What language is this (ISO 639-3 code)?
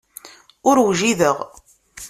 kab